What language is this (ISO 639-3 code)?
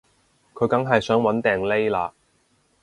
yue